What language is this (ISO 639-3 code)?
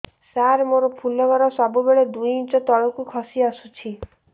ori